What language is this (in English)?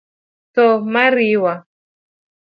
Luo (Kenya and Tanzania)